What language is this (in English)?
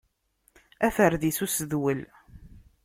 Kabyle